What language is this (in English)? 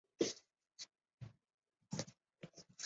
Chinese